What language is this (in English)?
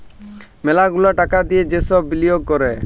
Bangla